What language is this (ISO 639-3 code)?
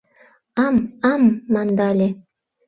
chm